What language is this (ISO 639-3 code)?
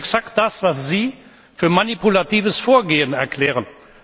deu